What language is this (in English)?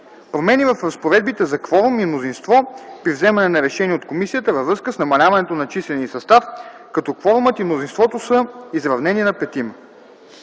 Bulgarian